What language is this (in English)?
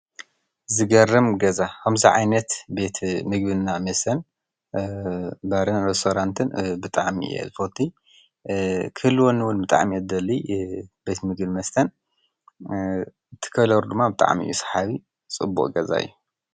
Tigrinya